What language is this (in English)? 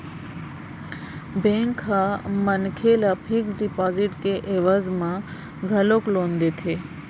Chhattisgarhi